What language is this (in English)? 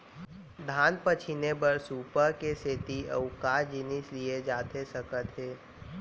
Chhattisgarhi